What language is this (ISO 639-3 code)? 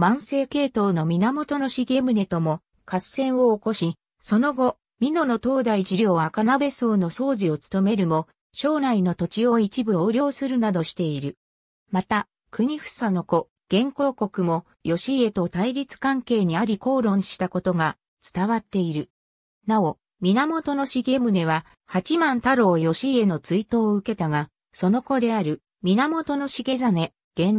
jpn